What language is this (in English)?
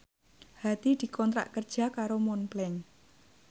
Javanese